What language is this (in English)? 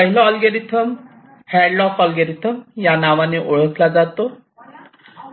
Marathi